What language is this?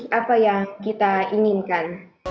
Indonesian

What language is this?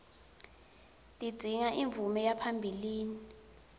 Swati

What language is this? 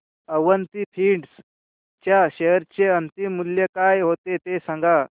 Marathi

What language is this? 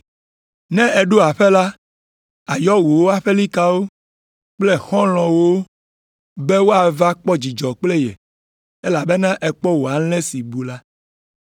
Ewe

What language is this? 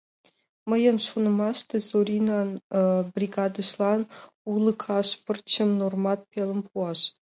Mari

